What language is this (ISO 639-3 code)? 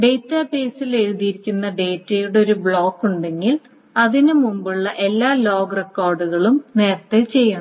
mal